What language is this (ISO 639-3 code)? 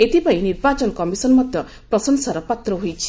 ori